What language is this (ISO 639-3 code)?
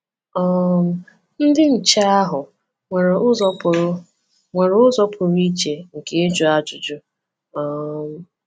ibo